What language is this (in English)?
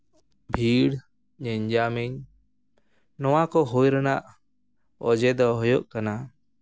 Santali